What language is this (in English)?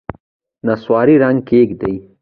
Pashto